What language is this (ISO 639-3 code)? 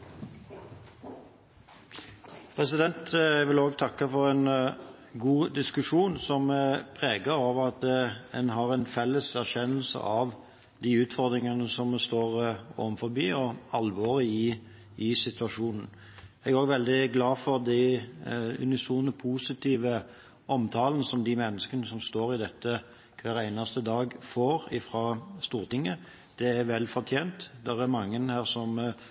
nob